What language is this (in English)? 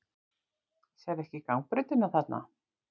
Icelandic